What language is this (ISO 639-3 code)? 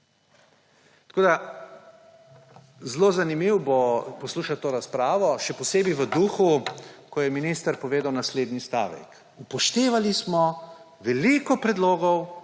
slv